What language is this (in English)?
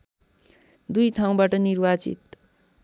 Nepali